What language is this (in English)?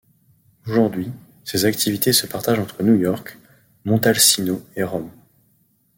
French